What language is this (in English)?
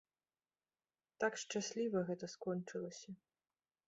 Belarusian